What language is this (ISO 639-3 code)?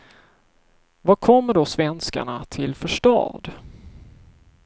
swe